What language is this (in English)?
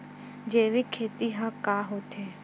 Chhattisgarhi